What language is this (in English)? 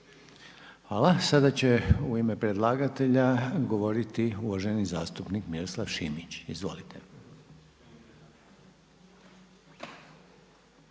Croatian